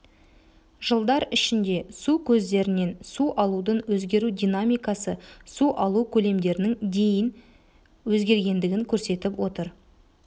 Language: Kazakh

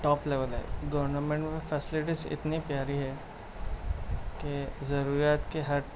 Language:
Urdu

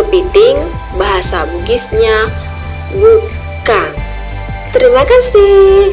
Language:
Indonesian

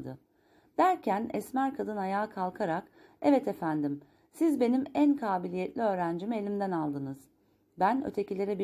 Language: Turkish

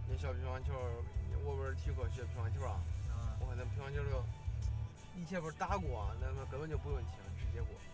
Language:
Chinese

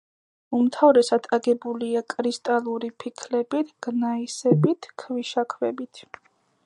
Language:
Georgian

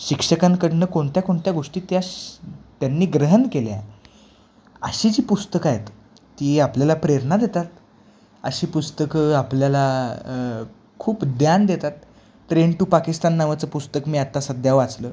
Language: Marathi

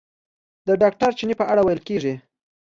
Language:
Pashto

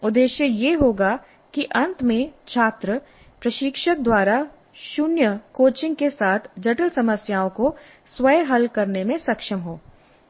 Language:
Hindi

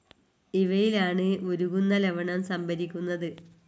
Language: Malayalam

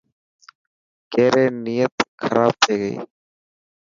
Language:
Dhatki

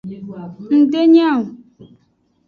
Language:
Aja (Benin)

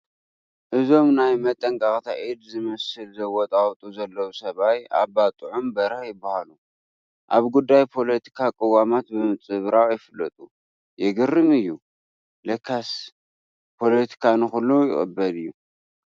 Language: Tigrinya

